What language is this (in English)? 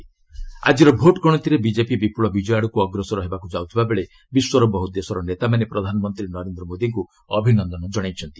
Odia